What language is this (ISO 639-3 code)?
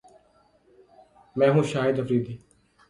urd